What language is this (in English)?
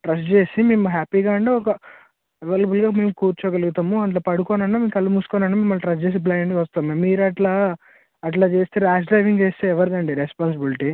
Telugu